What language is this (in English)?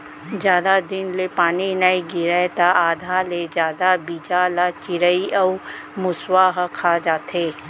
Chhattisgarhi